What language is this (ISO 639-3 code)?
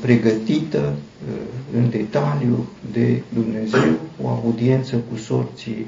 ron